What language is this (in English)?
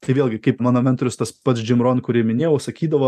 Lithuanian